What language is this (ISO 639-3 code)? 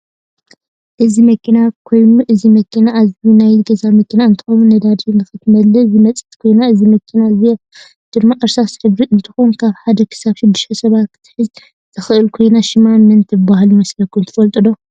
tir